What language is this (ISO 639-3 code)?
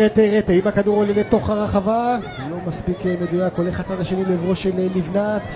heb